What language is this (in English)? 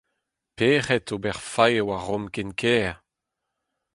Breton